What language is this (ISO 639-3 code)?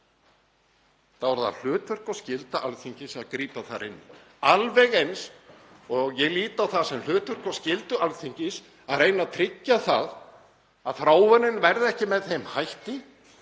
isl